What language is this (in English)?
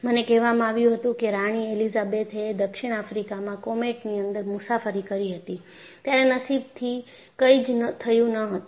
Gujarati